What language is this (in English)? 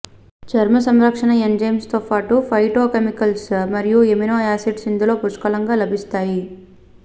Telugu